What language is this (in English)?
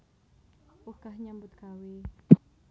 Javanese